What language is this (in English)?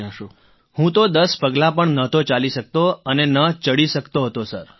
Gujarati